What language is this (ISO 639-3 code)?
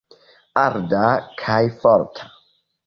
epo